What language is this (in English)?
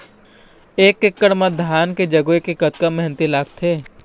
Chhattisgarhi